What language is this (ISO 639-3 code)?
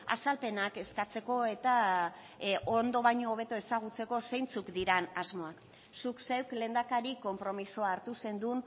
eus